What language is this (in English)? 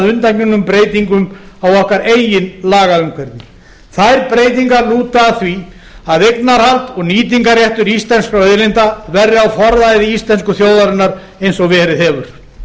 Icelandic